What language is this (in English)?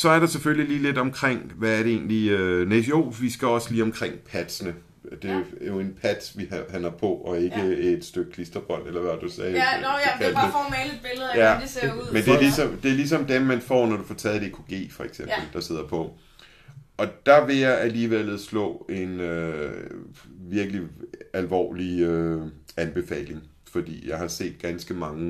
Danish